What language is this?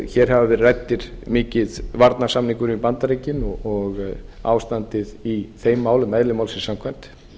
Icelandic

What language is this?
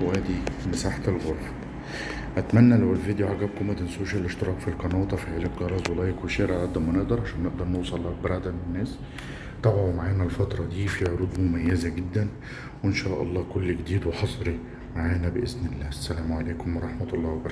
Arabic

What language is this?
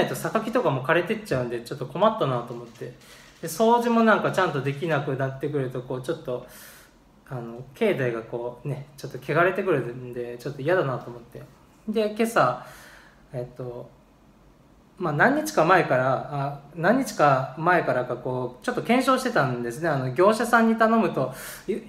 Japanese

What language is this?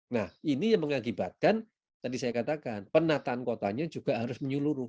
Indonesian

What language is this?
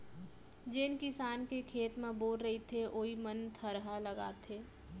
Chhattisgarhi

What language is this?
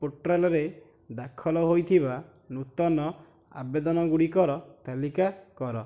Odia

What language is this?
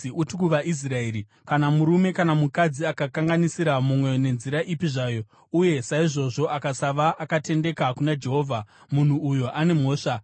Shona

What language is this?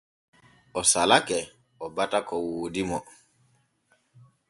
Borgu Fulfulde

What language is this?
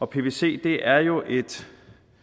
Danish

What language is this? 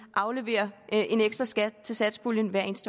Danish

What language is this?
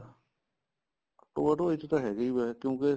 Punjabi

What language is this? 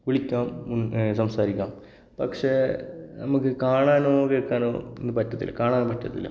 Malayalam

